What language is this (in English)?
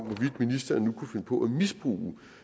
Danish